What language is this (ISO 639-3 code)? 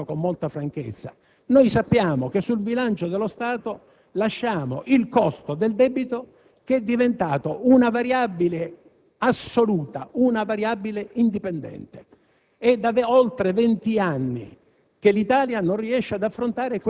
ita